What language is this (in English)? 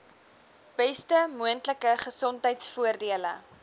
Afrikaans